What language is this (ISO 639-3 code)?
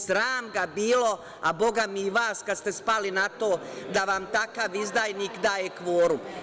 srp